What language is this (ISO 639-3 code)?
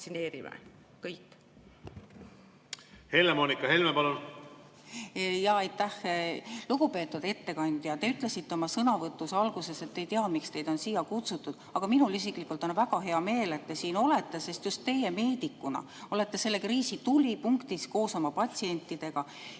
est